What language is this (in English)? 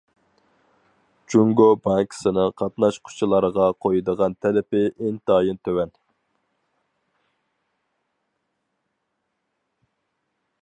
Uyghur